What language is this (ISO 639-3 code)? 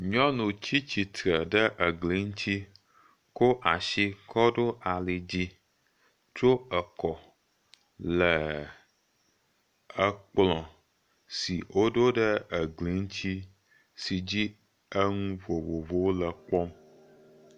ewe